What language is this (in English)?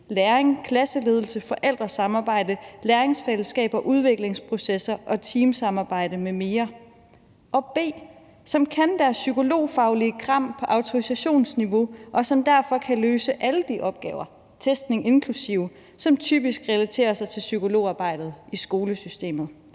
Danish